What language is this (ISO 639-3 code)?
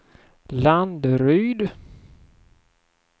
swe